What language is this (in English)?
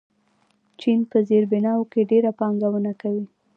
Pashto